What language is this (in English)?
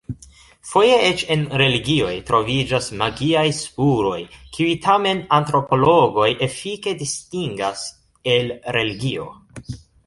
Esperanto